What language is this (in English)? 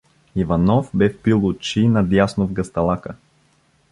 Bulgarian